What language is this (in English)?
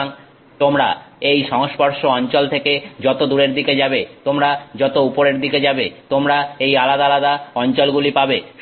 Bangla